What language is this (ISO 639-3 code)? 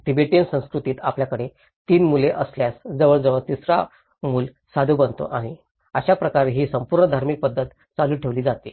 mar